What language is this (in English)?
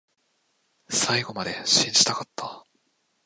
Japanese